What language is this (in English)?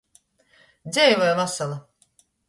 Latgalian